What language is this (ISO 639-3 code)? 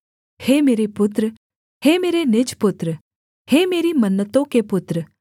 hin